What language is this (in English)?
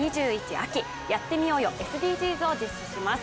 Japanese